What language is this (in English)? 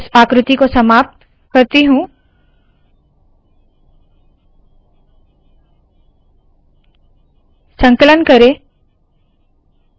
Hindi